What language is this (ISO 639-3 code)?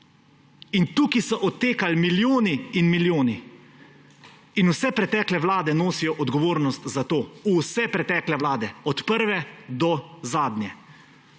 slv